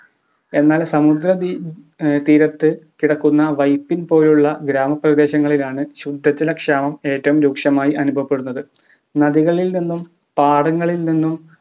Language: Malayalam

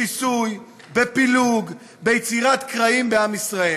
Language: Hebrew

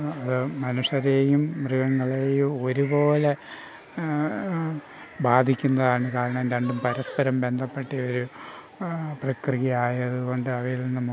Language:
Malayalam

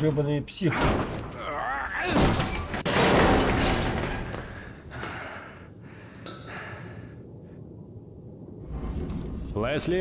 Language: Russian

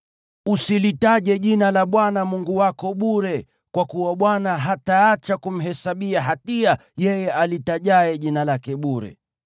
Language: Swahili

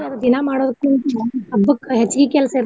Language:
Kannada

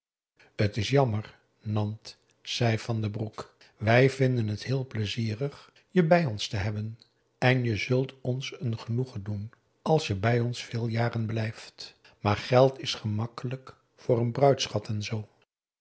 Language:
Dutch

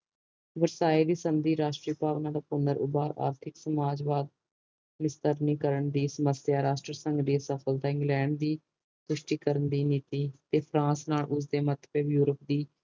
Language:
Punjabi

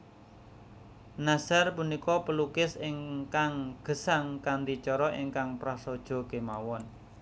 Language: Javanese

